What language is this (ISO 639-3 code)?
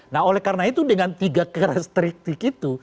ind